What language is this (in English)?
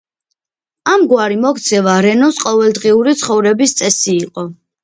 Georgian